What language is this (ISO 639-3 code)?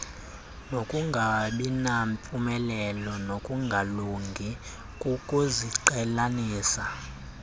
xho